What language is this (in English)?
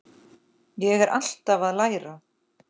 Icelandic